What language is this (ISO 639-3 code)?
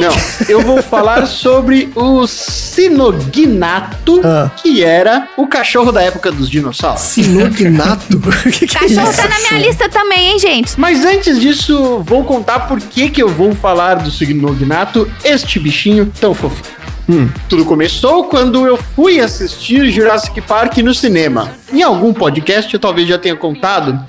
por